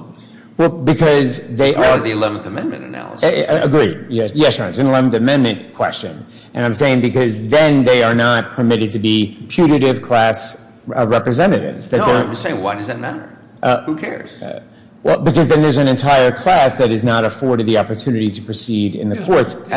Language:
English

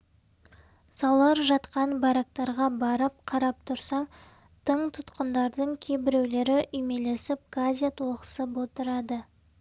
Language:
Kazakh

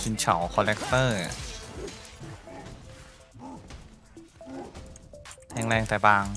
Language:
Thai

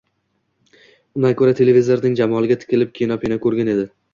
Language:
Uzbek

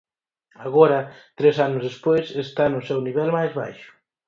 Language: Galician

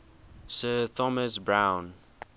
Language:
English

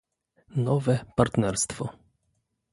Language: Polish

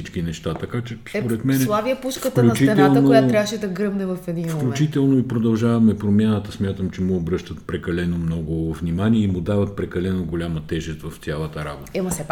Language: Bulgarian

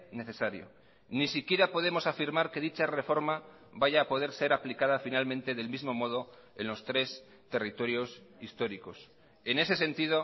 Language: Spanish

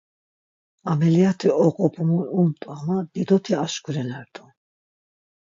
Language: Laz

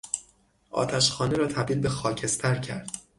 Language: Persian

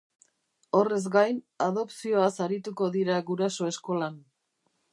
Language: Basque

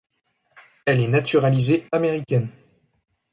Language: French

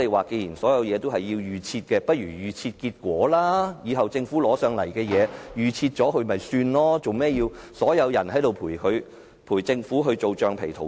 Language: Cantonese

